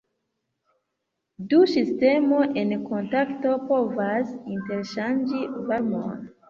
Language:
Esperanto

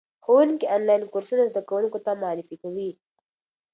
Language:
Pashto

